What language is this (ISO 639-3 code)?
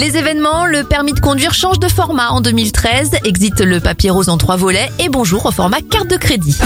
fra